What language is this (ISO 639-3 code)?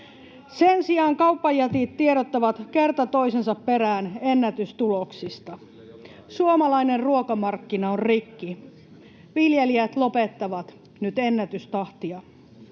fin